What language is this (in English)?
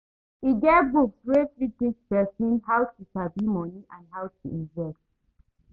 Nigerian Pidgin